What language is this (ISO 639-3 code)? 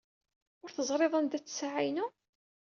kab